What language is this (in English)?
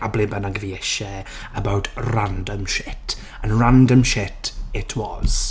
Welsh